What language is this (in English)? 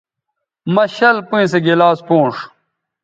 Bateri